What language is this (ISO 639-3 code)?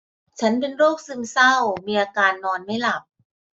tha